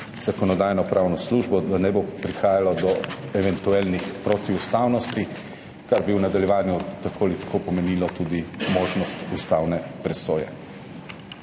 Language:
Slovenian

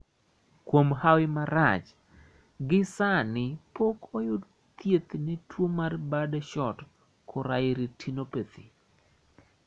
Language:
Luo (Kenya and Tanzania)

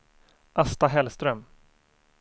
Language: Swedish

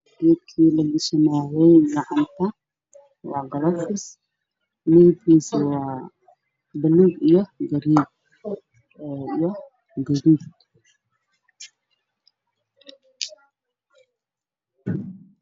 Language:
Somali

